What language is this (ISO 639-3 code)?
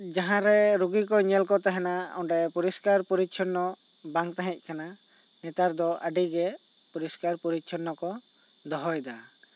sat